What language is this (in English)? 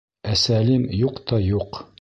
Bashkir